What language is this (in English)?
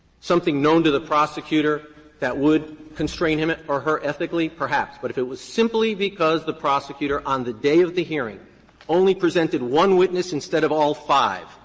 English